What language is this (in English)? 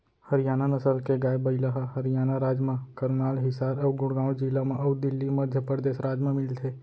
Chhattisgarhi